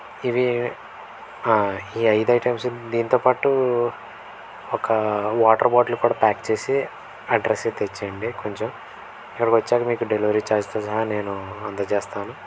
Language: Telugu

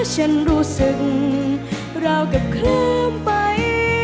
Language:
Thai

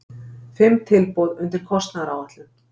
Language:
Icelandic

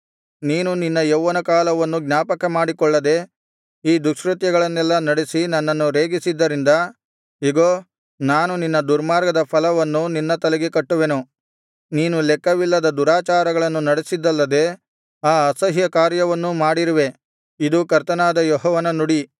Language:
Kannada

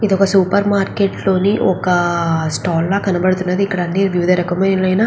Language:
Telugu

